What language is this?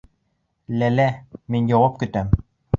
Bashkir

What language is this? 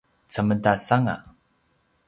Paiwan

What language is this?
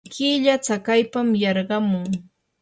Yanahuanca Pasco Quechua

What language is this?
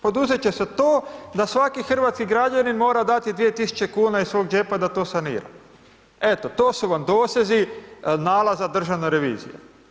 Croatian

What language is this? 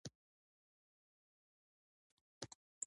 Pashto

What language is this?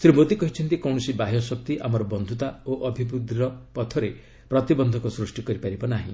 Odia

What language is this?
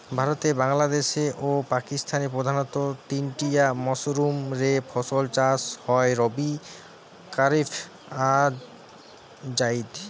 Bangla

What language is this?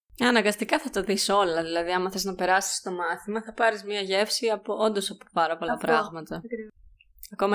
Greek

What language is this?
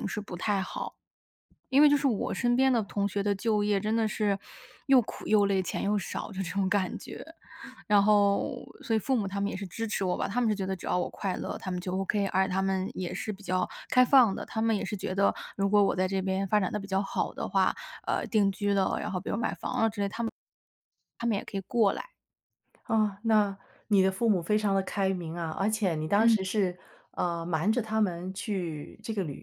Chinese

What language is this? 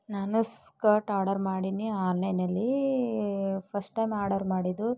Kannada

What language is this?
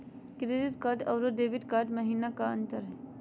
Magahi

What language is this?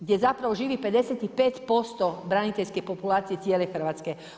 Croatian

